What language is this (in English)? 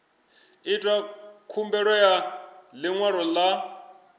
Venda